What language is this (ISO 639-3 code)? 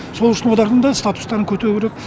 kaz